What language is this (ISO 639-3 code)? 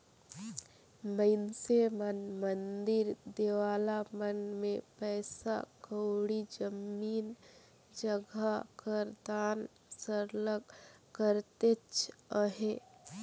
hne